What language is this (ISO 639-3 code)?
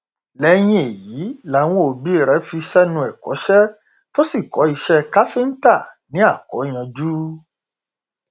yor